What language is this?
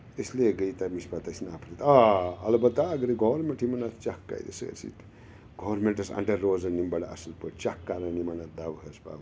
Kashmiri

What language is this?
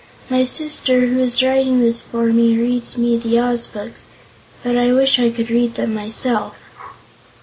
English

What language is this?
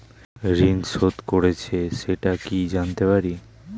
Bangla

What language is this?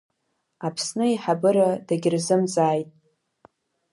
Abkhazian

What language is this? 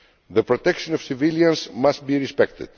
English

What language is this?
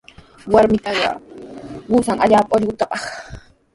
Sihuas Ancash Quechua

